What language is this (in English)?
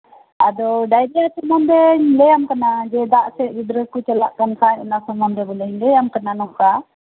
Santali